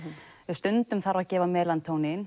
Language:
Icelandic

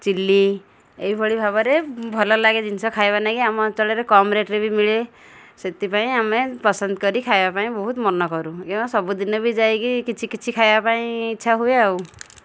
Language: Odia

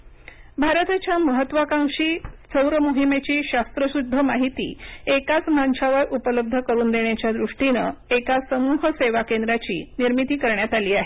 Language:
Marathi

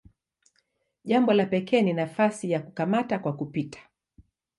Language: Swahili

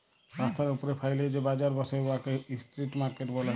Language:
Bangla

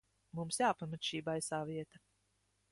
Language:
Latvian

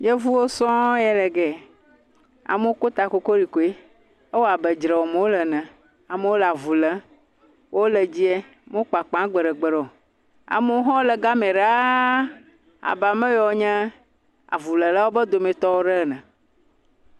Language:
Ewe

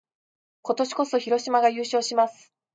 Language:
Japanese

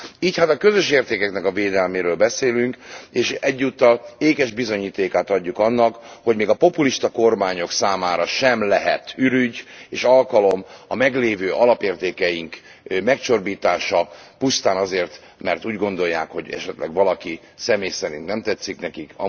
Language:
Hungarian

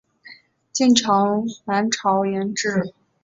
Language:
Chinese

